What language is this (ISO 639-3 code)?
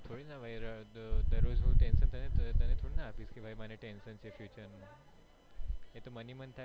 guj